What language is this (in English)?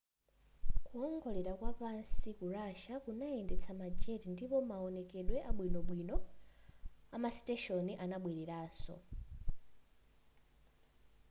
Nyanja